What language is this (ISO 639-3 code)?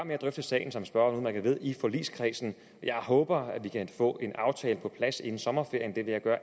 dan